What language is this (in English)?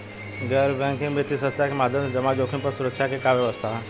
Bhojpuri